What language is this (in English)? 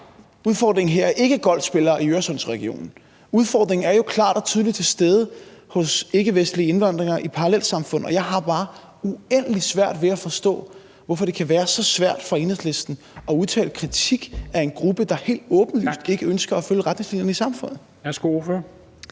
Danish